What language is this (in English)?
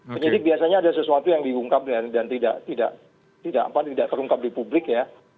Indonesian